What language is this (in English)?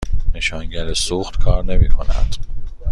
Persian